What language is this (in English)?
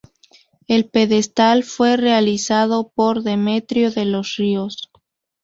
Spanish